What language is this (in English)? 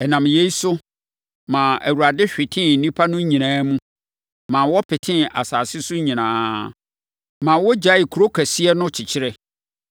Akan